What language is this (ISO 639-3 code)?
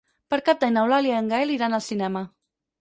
cat